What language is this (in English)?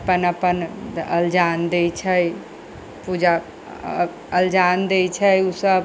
Maithili